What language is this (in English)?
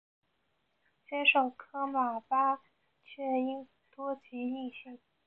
Chinese